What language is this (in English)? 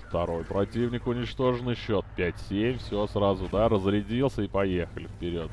Russian